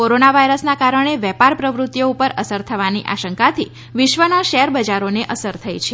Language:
Gujarati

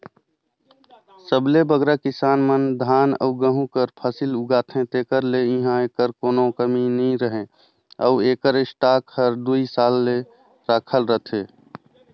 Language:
Chhattisgarhi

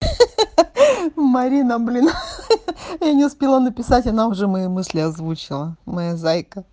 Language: Russian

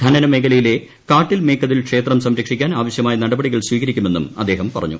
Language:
Malayalam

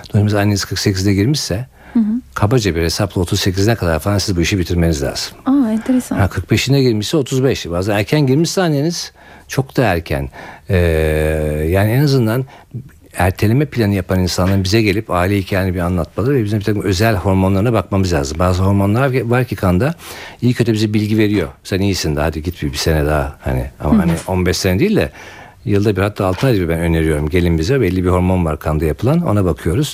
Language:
Turkish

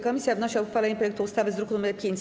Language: Polish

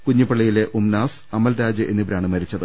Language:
Malayalam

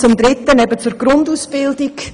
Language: Swiss German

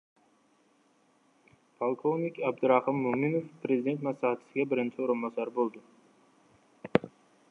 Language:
Uzbek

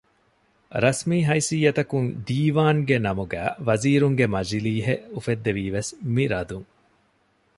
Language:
Divehi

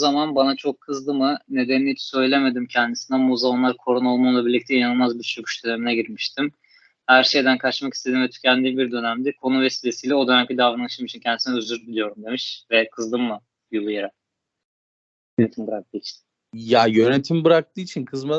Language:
Turkish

